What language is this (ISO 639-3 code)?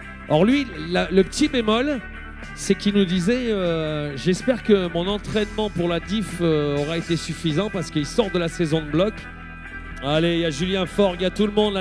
fra